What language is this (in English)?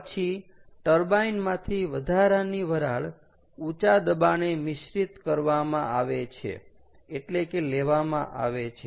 Gujarati